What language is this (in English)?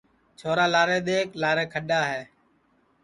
Sansi